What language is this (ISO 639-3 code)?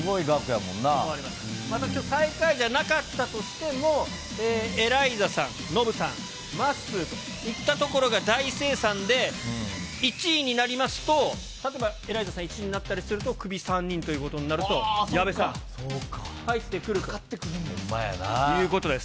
jpn